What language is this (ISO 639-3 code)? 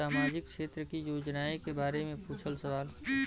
bho